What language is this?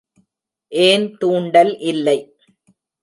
Tamil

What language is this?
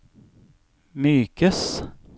Norwegian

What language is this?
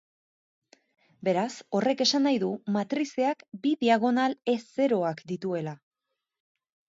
Basque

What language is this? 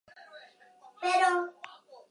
Basque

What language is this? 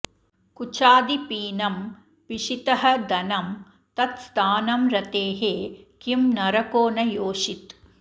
Sanskrit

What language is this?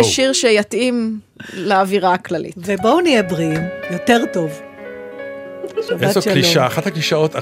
Hebrew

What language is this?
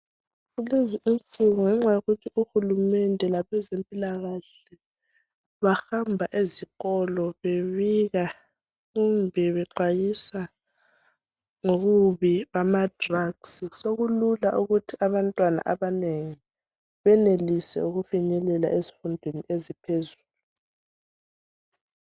North Ndebele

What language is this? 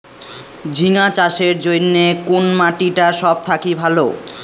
Bangla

